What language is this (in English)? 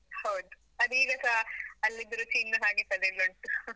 Kannada